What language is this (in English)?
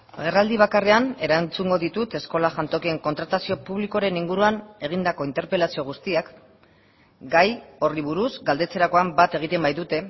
Basque